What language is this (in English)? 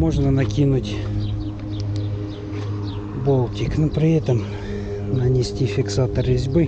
Russian